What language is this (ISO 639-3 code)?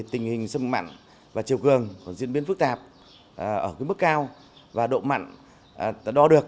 vie